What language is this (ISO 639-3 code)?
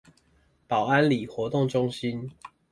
zho